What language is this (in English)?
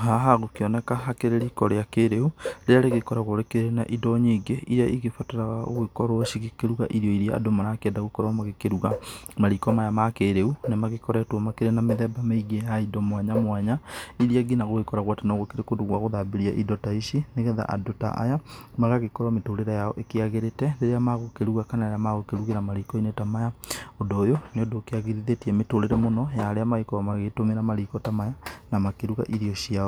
Kikuyu